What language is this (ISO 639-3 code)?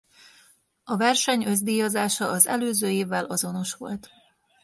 hun